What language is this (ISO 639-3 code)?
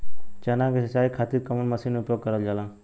bho